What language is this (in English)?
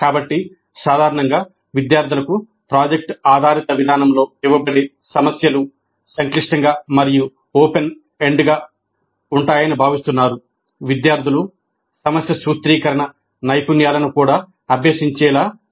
Telugu